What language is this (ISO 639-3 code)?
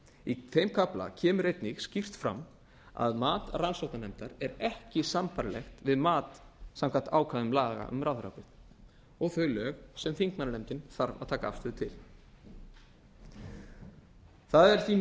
isl